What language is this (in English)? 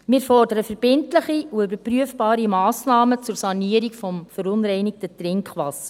Swiss German